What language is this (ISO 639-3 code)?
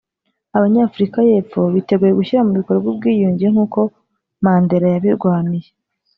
kin